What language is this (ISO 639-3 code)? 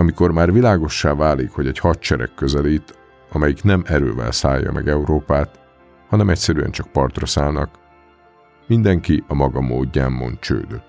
hun